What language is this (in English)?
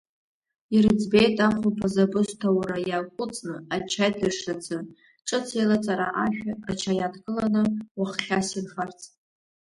Abkhazian